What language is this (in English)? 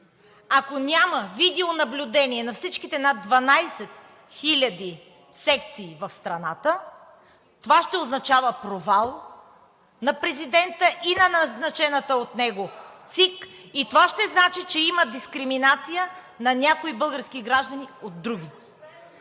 Bulgarian